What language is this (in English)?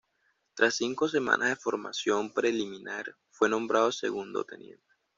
Spanish